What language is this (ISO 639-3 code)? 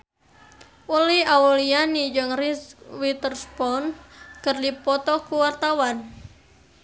sun